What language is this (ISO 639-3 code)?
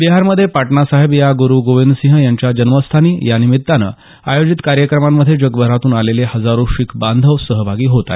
mar